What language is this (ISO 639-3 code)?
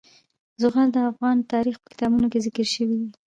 pus